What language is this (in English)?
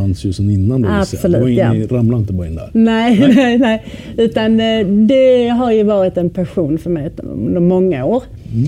Swedish